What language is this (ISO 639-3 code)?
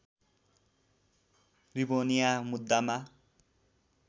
nep